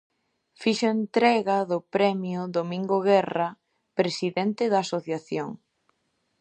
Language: Galician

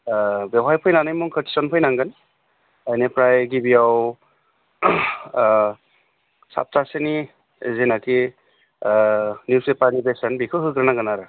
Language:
Bodo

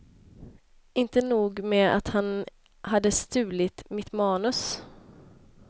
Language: Swedish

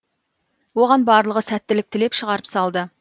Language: Kazakh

